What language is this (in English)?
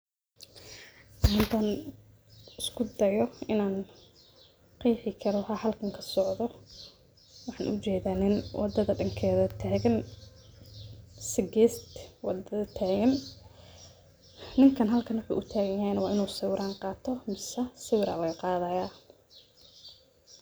Somali